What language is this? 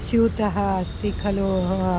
Sanskrit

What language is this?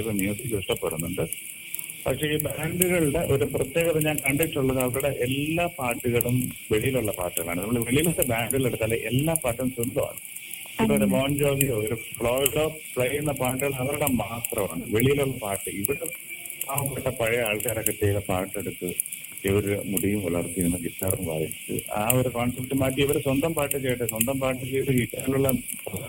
Malayalam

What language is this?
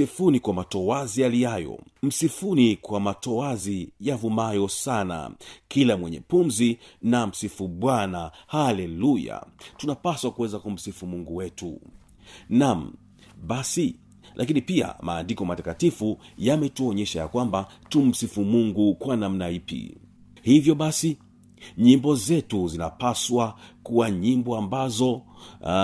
Swahili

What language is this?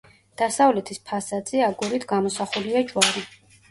Georgian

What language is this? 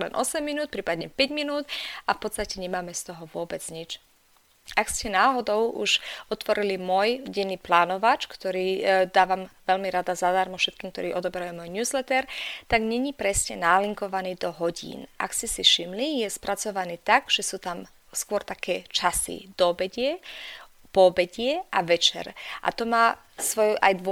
Slovak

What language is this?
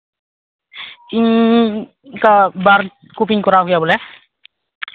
Santali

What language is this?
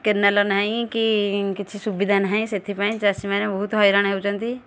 Odia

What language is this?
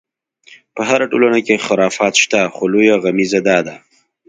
Pashto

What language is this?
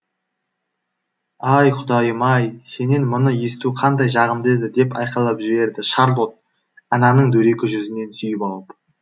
Kazakh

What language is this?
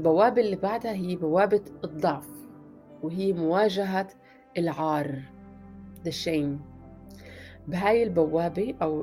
Arabic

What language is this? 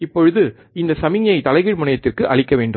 Tamil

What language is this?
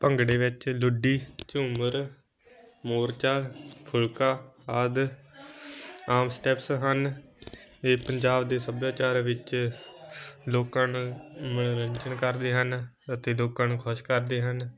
Punjabi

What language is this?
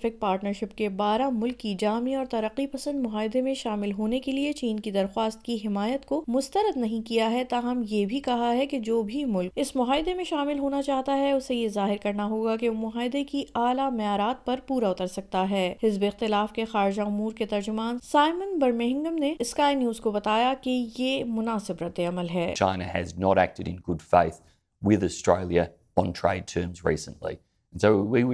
Urdu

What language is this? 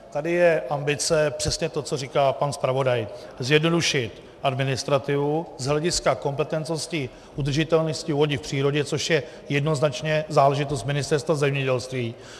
Czech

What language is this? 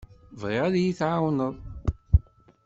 Kabyle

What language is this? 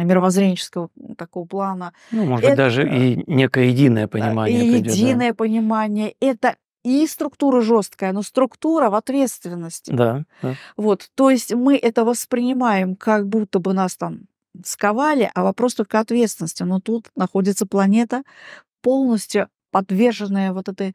Russian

